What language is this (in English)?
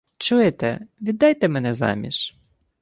Ukrainian